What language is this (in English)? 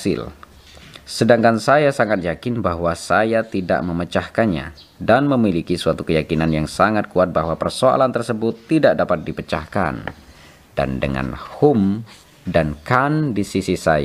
Indonesian